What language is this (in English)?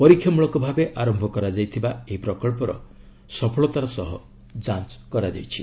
Odia